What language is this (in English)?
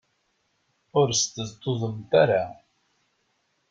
Kabyle